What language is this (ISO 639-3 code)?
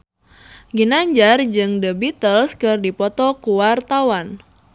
sun